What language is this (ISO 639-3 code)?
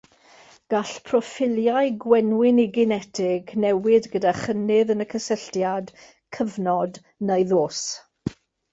cym